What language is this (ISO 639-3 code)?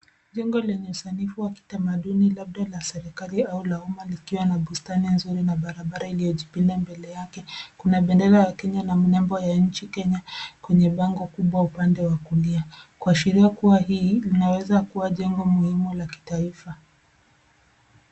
swa